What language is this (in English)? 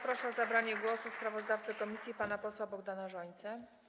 Polish